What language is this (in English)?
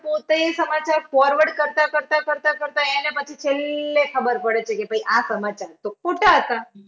Gujarati